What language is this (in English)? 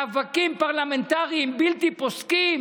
Hebrew